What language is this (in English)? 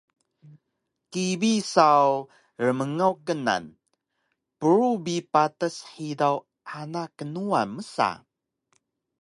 Taroko